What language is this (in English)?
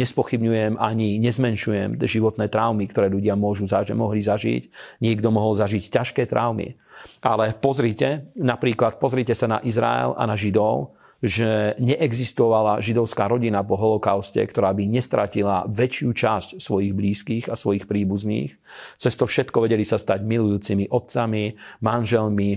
Slovak